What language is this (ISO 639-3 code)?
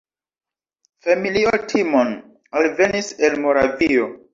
epo